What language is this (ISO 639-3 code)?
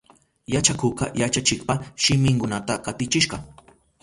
qup